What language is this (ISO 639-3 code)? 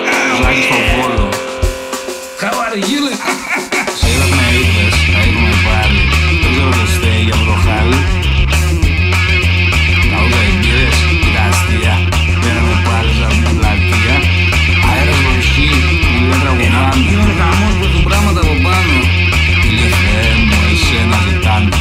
ell